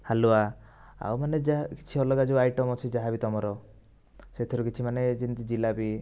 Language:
Odia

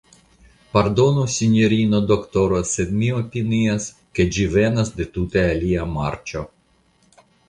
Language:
Esperanto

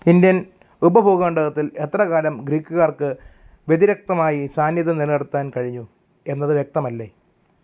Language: Malayalam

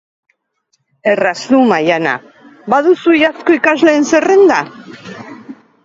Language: Basque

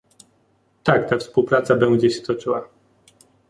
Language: Polish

